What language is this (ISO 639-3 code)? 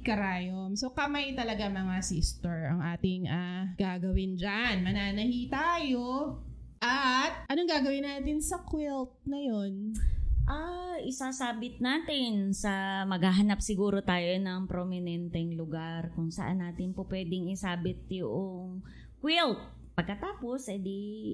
fil